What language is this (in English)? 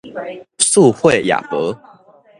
Min Nan Chinese